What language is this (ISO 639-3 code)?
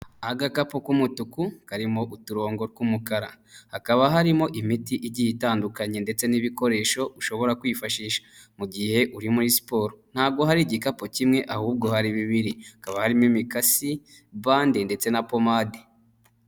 kin